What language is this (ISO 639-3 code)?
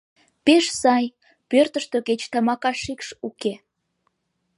chm